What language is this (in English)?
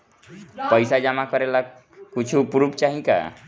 Bhojpuri